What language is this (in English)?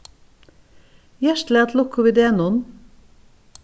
Faroese